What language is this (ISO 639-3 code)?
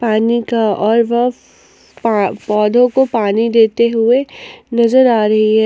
hin